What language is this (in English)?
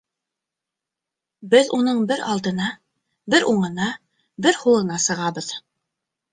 Bashkir